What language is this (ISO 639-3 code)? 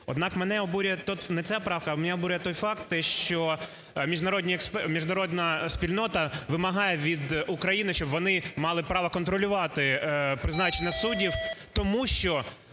ukr